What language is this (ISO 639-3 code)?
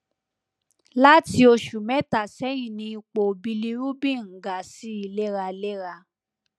yor